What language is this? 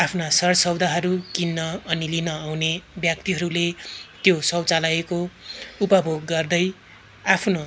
Nepali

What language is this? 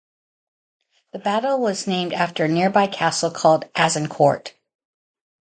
English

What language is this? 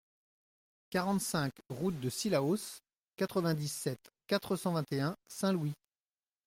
French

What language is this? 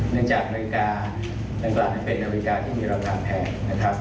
Thai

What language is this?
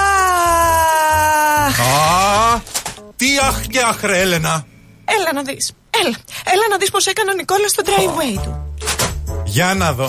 Greek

